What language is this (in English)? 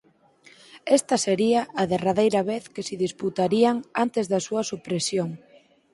Galician